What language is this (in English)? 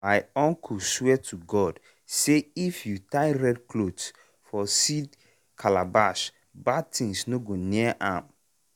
Nigerian Pidgin